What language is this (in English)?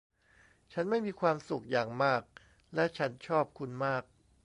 Thai